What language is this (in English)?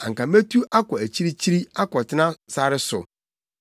Akan